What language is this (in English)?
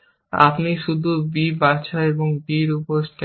Bangla